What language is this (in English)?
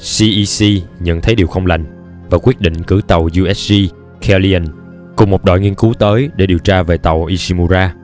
Vietnamese